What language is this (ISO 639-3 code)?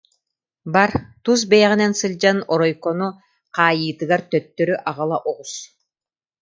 sah